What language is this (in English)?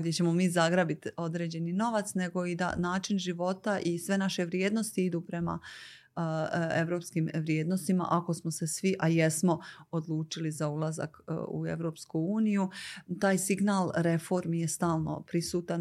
Croatian